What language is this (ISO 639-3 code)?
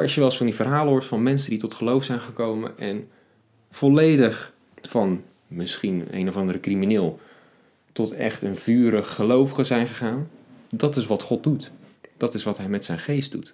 nld